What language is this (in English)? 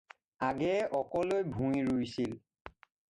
Assamese